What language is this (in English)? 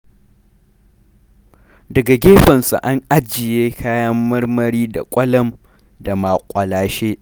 Hausa